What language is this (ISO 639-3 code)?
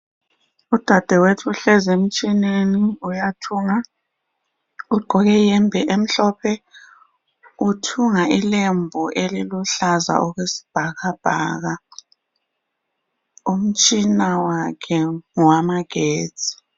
nde